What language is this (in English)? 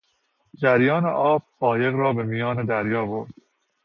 Persian